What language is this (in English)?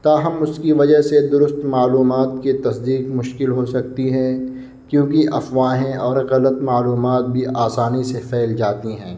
Urdu